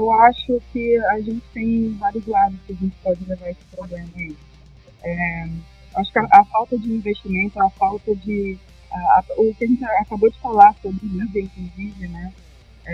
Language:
Portuguese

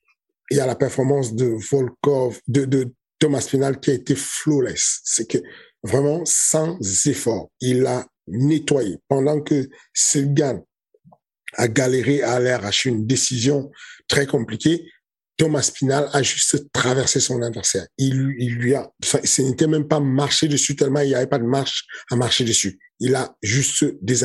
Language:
French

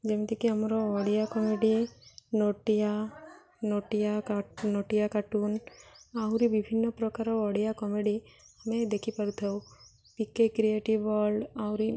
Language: Odia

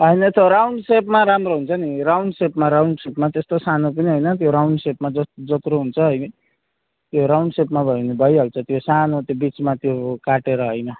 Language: Nepali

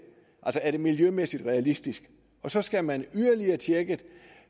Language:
Danish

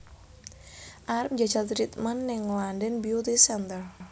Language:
Javanese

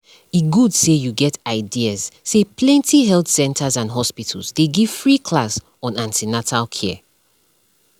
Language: Nigerian Pidgin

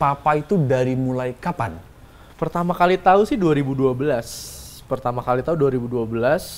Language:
Indonesian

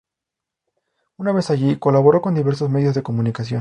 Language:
Spanish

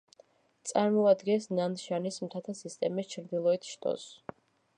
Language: Georgian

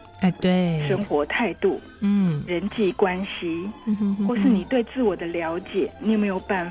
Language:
Chinese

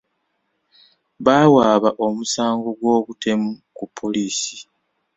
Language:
Ganda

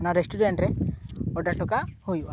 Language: Santali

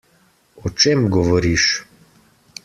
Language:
Slovenian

